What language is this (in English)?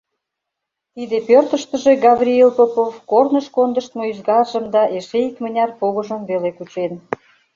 Mari